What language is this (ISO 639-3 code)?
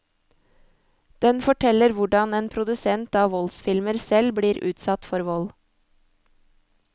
nor